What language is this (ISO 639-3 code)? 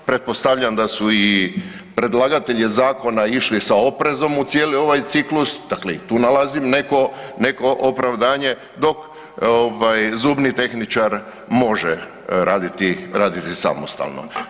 hrv